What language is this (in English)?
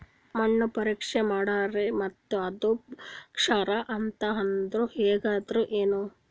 Kannada